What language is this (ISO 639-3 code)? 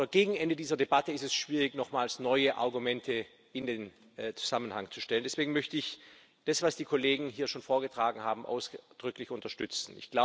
deu